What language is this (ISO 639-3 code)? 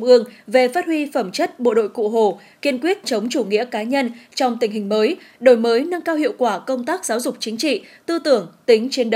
vie